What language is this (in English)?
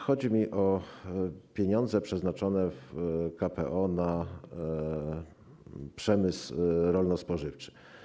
Polish